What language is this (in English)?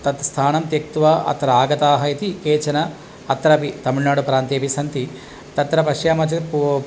Sanskrit